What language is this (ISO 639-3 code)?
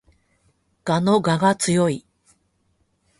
jpn